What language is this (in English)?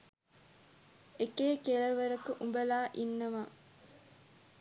Sinhala